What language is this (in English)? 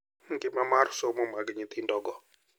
Luo (Kenya and Tanzania)